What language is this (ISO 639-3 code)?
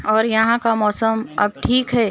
urd